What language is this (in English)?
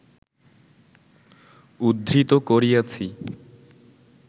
Bangla